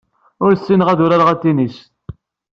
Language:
Kabyle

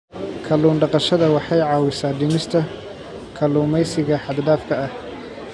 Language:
Somali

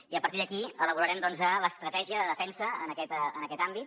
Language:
Catalan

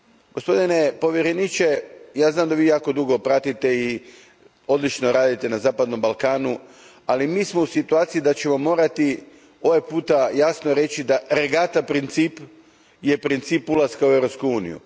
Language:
Croatian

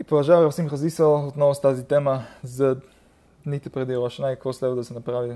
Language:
Bulgarian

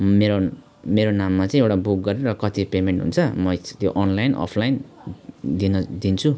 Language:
Nepali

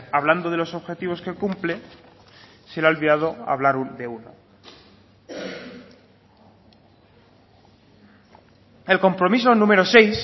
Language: Spanish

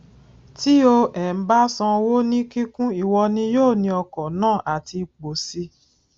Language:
Yoruba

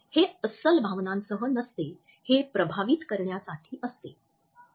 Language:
Marathi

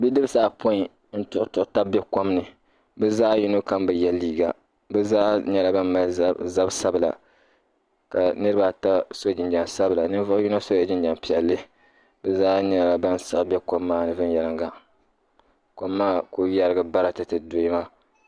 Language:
Dagbani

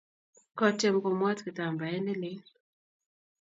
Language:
Kalenjin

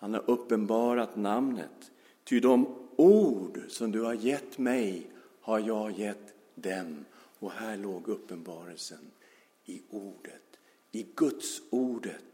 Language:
Swedish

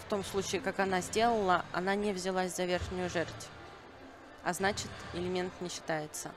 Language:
Russian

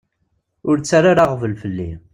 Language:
Kabyle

